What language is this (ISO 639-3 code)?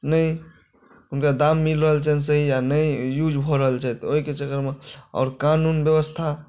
mai